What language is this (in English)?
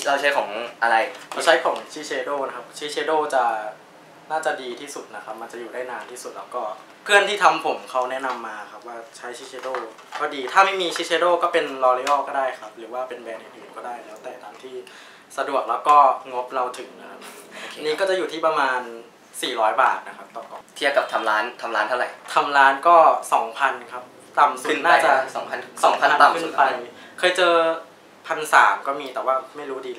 Thai